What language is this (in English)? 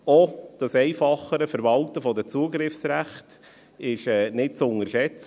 Swiss German